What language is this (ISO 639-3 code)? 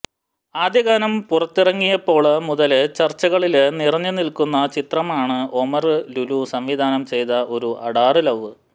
mal